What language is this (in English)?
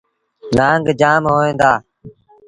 Sindhi Bhil